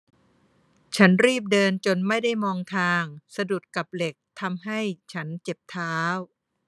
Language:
Thai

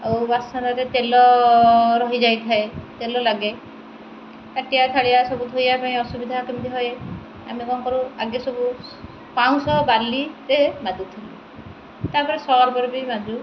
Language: Odia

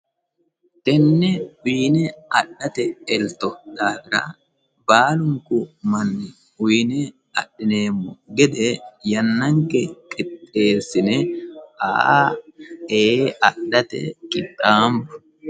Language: Sidamo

